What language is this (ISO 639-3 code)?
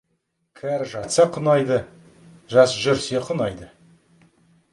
kaz